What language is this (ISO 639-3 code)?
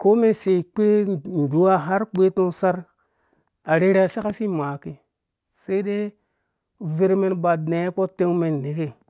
ldb